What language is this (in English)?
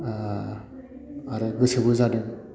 Bodo